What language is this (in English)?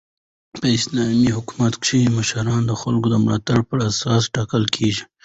Pashto